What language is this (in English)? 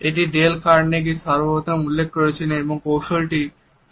Bangla